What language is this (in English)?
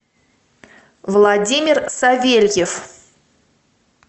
Russian